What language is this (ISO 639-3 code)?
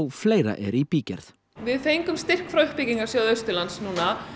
isl